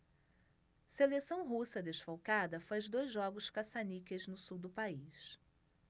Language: Portuguese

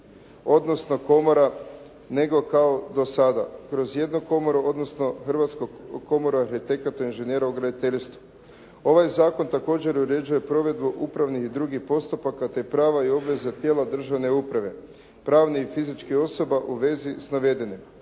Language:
Croatian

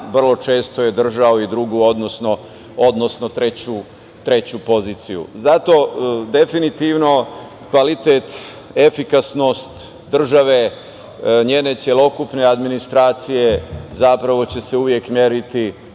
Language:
Serbian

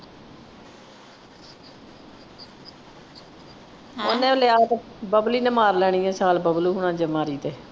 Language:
Punjabi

